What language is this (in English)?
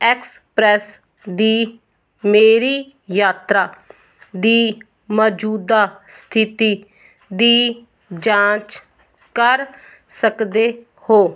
Punjabi